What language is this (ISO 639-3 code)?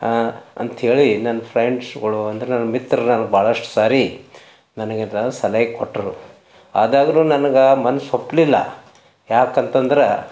kan